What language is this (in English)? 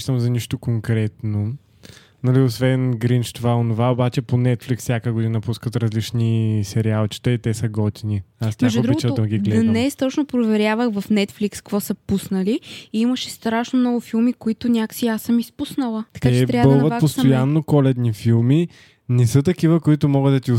Bulgarian